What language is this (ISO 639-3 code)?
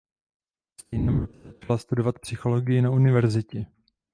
ces